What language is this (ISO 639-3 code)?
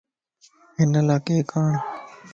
lss